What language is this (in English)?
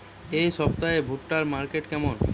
Bangla